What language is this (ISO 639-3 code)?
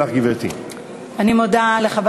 heb